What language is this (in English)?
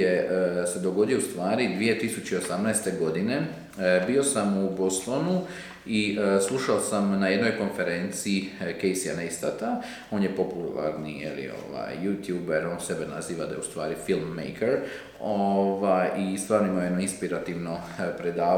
Croatian